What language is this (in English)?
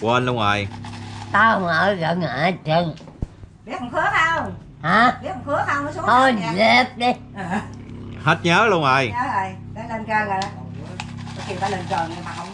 Vietnamese